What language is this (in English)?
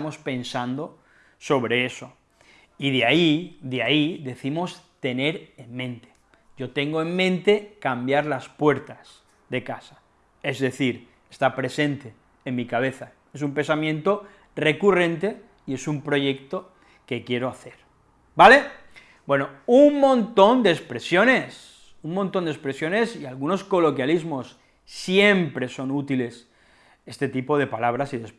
Spanish